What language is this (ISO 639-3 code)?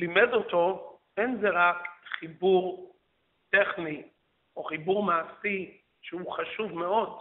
heb